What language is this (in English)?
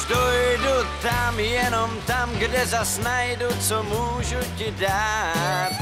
Czech